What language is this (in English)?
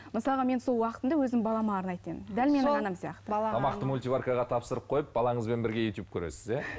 Kazakh